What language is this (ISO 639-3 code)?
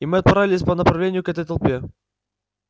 rus